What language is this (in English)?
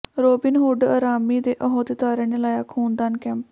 Punjabi